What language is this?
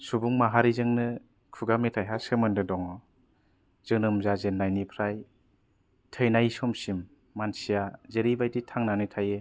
Bodo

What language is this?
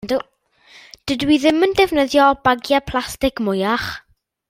Welsh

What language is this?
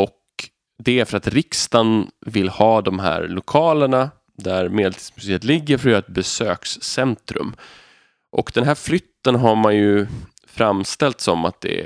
Swedish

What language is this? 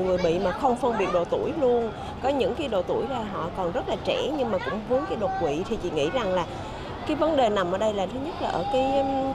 Vietnamese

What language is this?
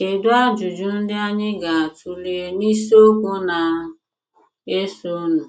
Igbo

